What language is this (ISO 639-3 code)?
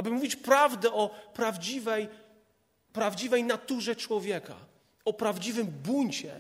pol